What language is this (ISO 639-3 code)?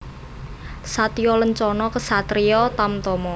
jav